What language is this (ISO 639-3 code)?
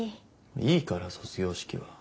jpn